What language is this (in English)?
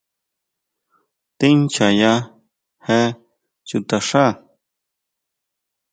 Huautla Mazatec